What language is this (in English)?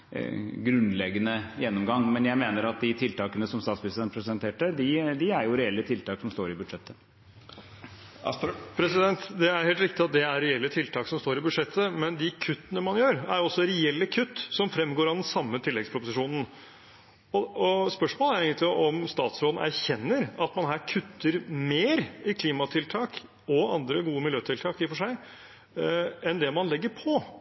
Norwegian